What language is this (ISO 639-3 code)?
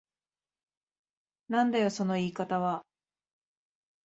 jpn